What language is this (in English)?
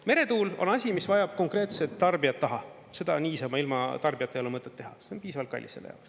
Estonian